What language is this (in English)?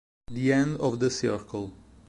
Italian